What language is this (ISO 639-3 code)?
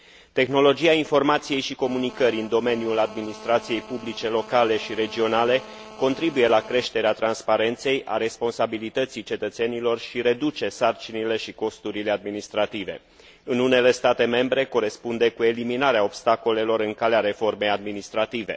ron